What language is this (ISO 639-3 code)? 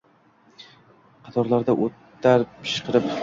uzb